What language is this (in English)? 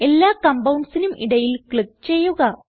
Malayalam